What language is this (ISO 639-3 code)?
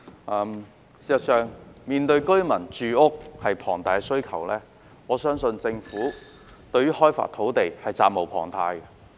yue